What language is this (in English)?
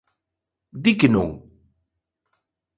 Galician